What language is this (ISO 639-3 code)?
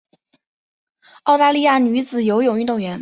zho